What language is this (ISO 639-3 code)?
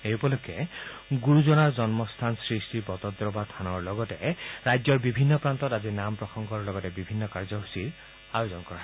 asm